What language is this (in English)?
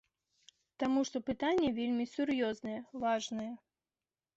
Belarusian